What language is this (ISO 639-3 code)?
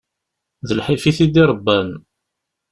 kab